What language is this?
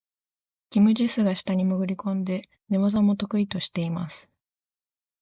Japanese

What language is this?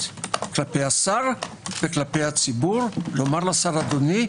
Hebrew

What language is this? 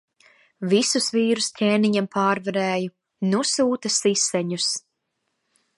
Latvian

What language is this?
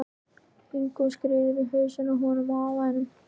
Icelandic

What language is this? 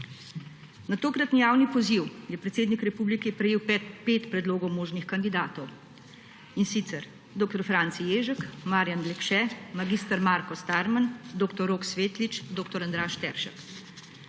Slovenian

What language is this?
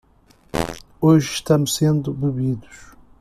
Portuguese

